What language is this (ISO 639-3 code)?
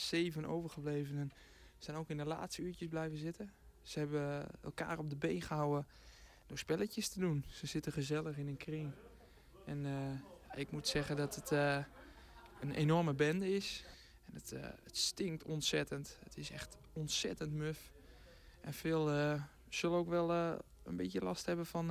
nld